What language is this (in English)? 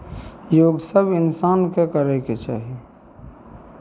Maithili